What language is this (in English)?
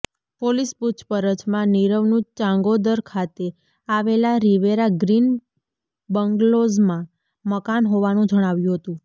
Gujarati